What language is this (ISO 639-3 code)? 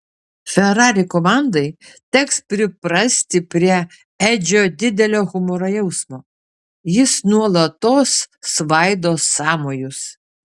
lit